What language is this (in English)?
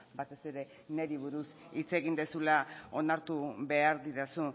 Basque